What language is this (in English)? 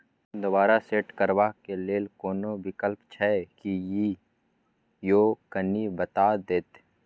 Maithili